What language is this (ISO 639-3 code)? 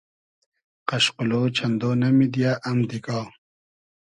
haz